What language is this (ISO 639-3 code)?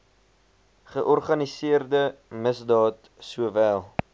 afr